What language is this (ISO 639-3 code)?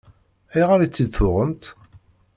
kab